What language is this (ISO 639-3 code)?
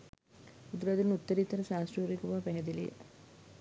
sin